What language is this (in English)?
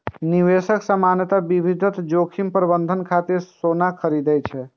Maithili